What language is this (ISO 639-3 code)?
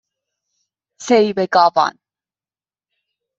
fas